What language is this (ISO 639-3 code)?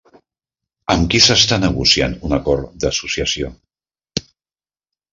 cat